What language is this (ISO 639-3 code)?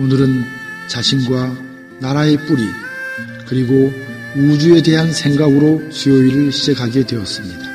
kor